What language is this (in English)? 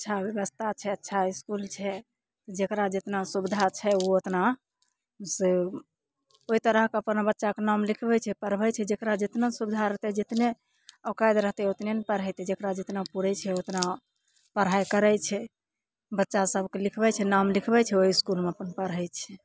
Maithili